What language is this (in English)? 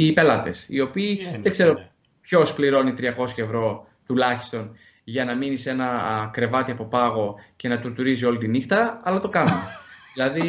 Greek